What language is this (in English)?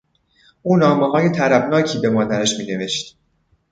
Persian